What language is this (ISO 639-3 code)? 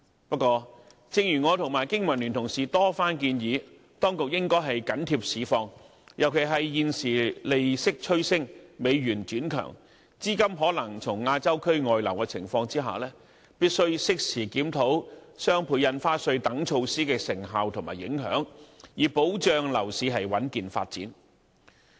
yue